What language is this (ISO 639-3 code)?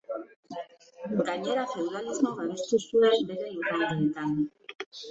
eus